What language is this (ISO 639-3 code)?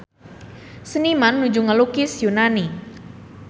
sun